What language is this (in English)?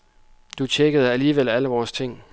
Danish